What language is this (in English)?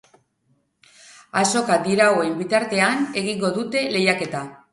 Basque